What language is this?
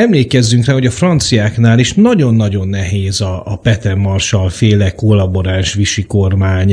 Hungarian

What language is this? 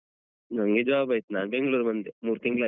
Kannada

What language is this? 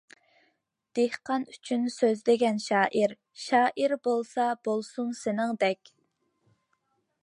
Uyghur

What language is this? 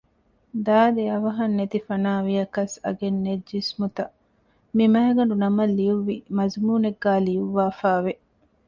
Divehi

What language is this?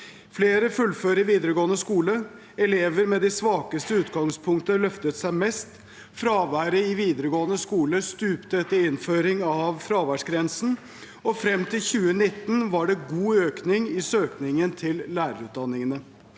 Norwegian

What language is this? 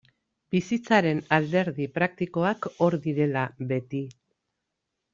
Basque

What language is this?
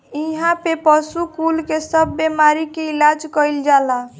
Bhojpuri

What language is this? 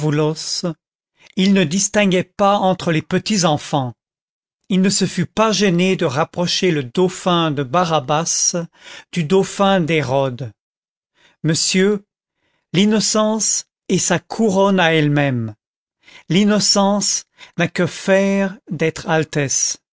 French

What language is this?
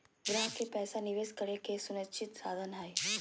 Magahi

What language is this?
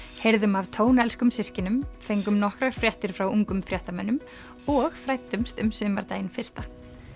Icelandic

